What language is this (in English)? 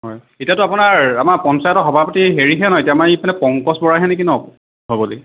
Assamese